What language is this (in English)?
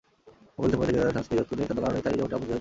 Bangla